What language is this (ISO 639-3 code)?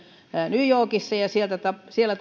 fin